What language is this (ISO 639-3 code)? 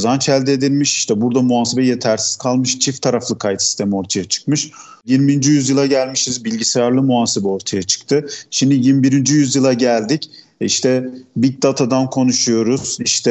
tur